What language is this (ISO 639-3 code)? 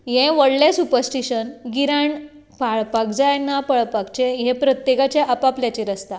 kok